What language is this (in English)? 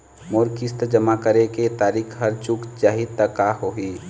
Chhattisgarhi